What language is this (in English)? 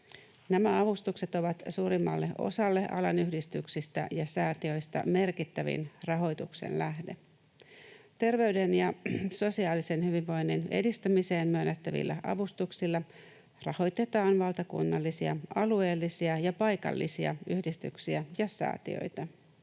Finnish